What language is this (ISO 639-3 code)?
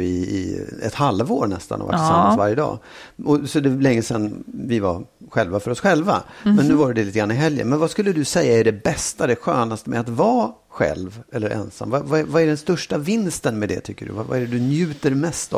swe